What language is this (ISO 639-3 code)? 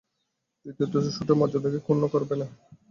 ben